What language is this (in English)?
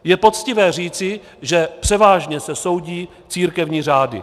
Czech